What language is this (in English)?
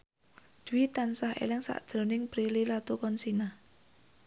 Javanese